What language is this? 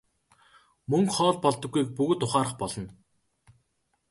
Mongolian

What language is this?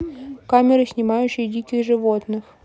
Russian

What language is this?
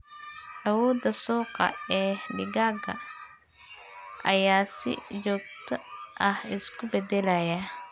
Somali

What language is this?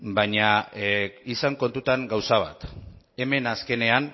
Basque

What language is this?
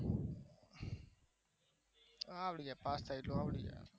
Gujarati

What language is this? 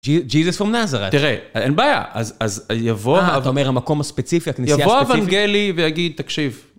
Hebrew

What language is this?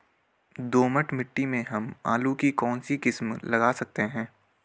Hindi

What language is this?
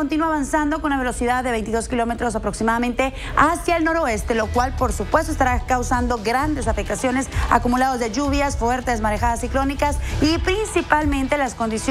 Spanish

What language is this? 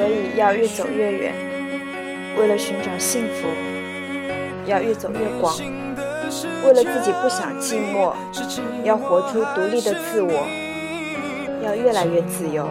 Chinese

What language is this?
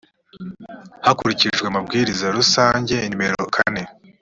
Kinyarwanda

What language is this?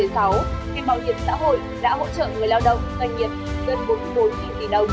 Vietnamese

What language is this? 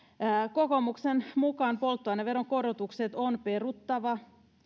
Finnish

